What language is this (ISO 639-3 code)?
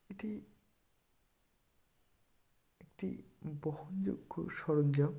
ben